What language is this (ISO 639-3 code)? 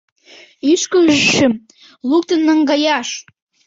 chm